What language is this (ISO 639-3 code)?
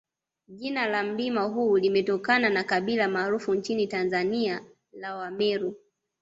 swa